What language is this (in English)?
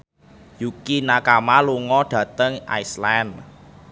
Javanese